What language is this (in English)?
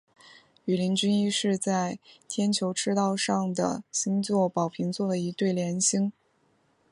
Chinese